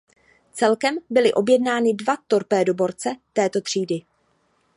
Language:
Czech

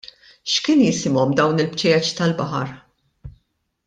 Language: Maltese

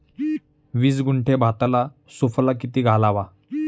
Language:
Marathi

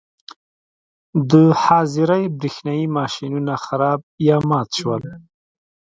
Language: Pashto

